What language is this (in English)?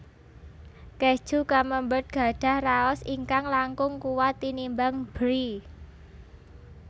Javanese